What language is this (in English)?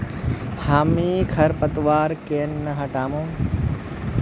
Magahi